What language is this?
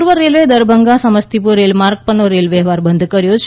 Gujarati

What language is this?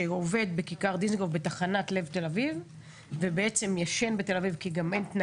Hebrew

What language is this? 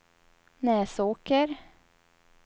Swedish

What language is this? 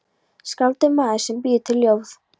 Icelandic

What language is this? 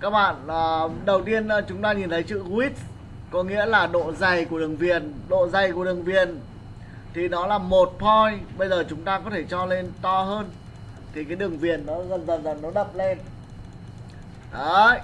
Vietnamese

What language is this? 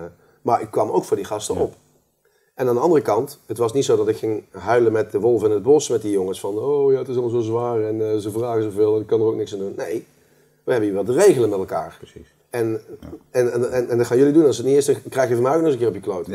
Dutch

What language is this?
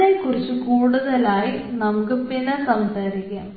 Malayalam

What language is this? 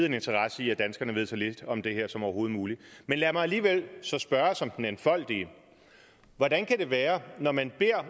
Danish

